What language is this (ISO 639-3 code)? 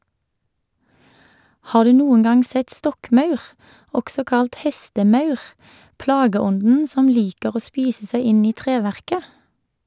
nor